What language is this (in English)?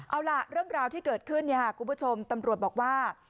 Thai